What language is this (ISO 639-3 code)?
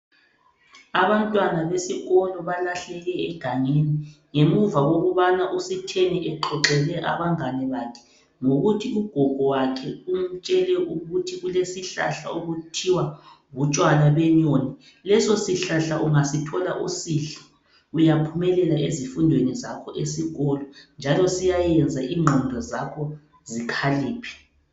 nde